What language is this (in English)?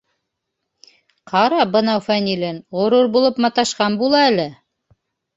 Bashkir